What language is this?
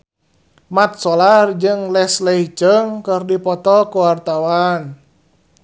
Sundanese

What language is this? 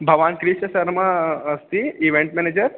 Sanskrit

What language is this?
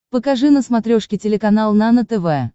Russian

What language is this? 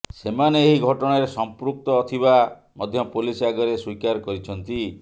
Odia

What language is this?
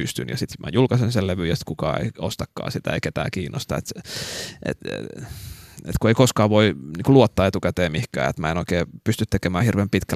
Finnish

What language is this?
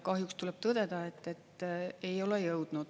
Estonian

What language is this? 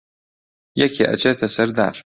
Central Kurdish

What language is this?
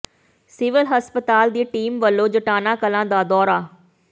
Punjabi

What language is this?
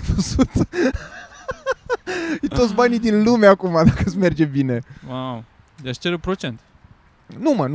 Romanian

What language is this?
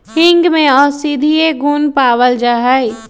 Magahi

